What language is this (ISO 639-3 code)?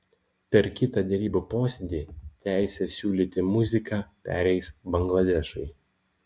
lit